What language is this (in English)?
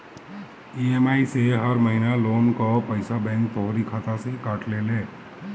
Bhojpuri